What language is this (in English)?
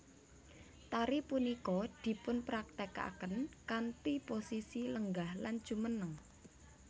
Javanese